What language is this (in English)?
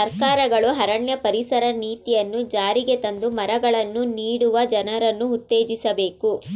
Kannada